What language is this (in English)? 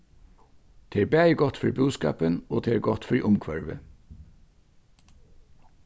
Faroese